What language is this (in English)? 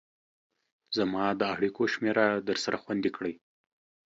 Pashto